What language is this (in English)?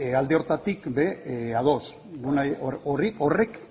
Basque